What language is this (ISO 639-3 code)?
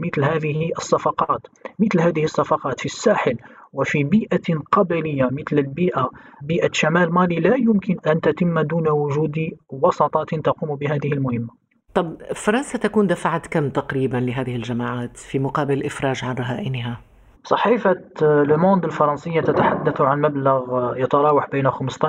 ara